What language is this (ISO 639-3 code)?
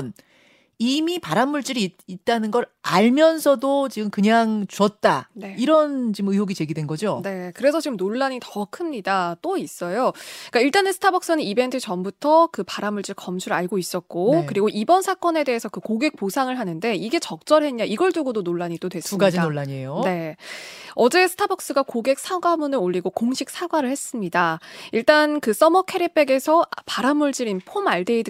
kor